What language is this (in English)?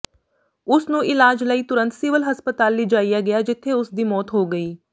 Punjabi